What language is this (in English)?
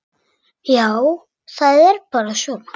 Icelandic